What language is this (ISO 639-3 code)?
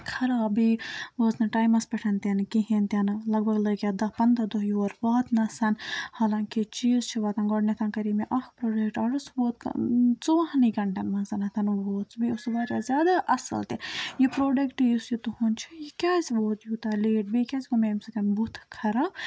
kas